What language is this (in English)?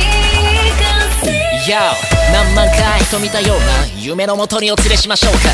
Korean